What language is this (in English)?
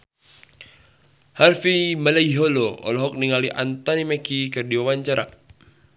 Sundanese